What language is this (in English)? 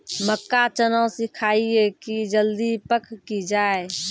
Maithili